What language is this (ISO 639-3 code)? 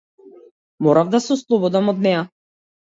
mkd